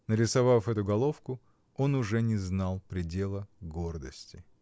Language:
Russian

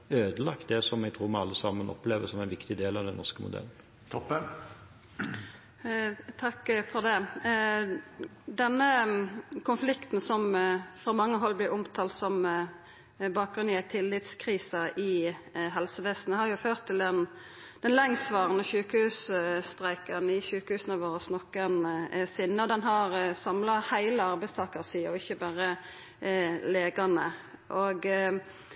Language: Norwegian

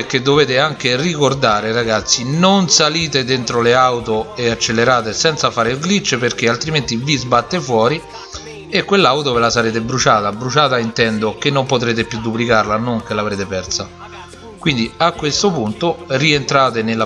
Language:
Italian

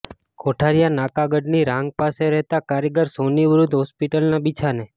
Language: Gujarati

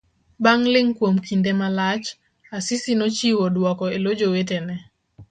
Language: Luo (Kenya and Tanzania)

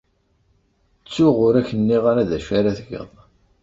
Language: Kabyle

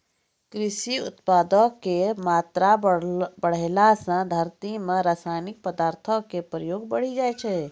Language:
Maithili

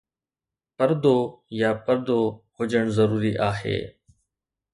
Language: Sindhi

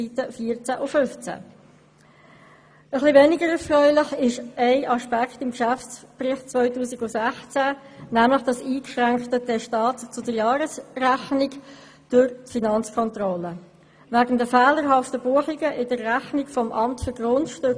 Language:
Swiss German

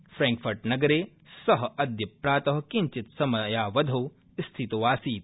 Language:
Sanskrit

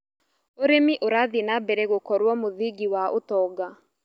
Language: Kikuyu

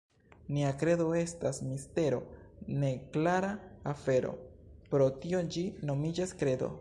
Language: Esperanto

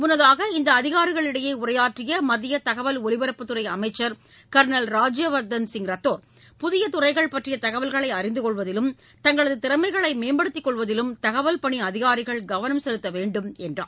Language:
Tamil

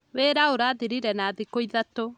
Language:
Kikuyu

